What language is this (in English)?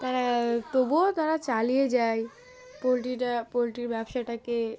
Bangla